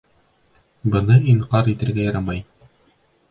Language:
Bashkir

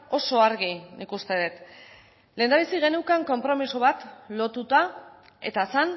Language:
Basque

